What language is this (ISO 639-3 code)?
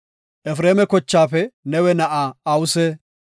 gof